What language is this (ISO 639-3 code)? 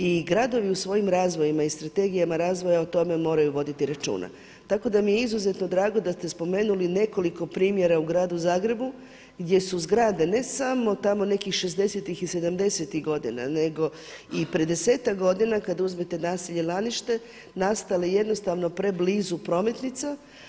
hrv